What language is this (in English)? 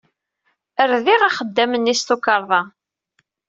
Kabyle